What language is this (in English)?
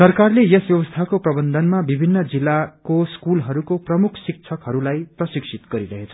Nepali